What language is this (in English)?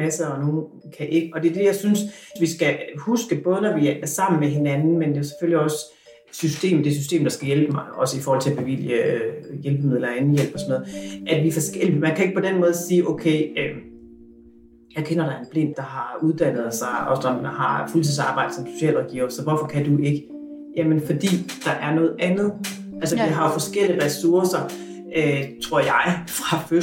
Danish